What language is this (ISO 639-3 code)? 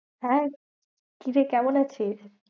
ben